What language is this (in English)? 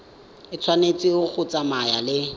Tswana